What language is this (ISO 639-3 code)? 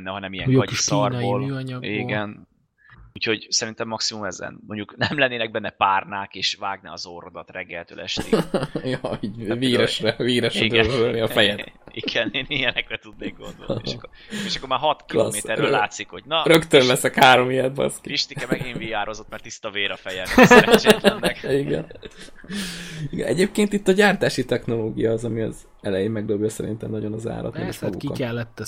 hun